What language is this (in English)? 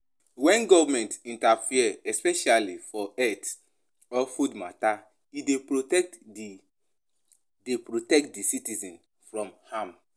Nigerian Pidgin